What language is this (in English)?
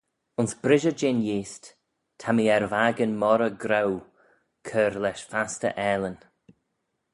Manx